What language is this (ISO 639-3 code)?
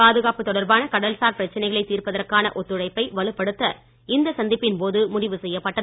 tam